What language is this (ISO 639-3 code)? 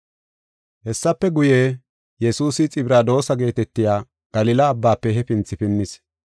gof